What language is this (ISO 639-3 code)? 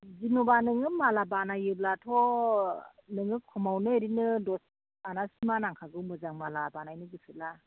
brx